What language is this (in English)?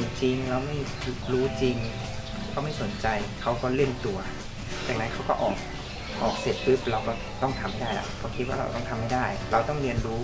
Thai